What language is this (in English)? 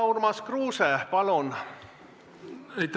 Estonian